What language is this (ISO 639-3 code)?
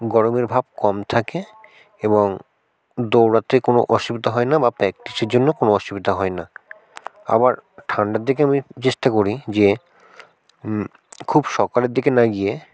ben